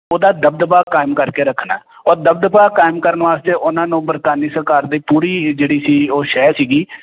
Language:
Punjabi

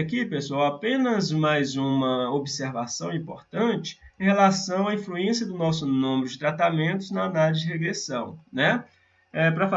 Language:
Portuguese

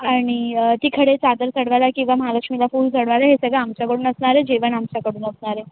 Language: Marathi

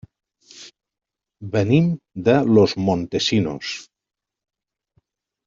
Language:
Catalan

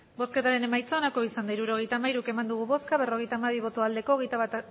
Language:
Basque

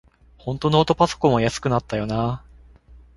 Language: Japanese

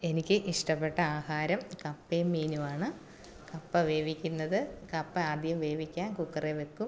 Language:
Malayalam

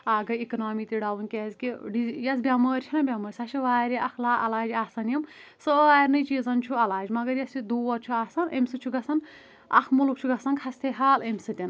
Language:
Kashmiri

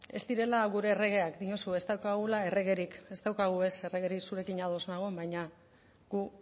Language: Basque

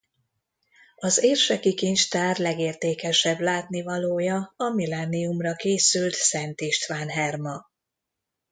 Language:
Hungarian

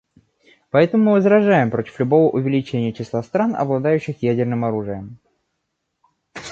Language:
Russian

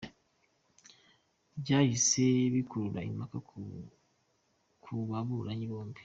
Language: Kinyarwanda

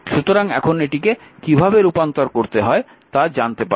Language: Bangla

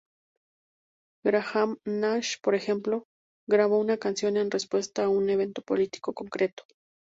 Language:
Spanish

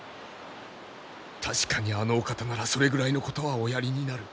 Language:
Japanese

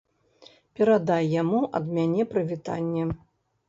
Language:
Belarusian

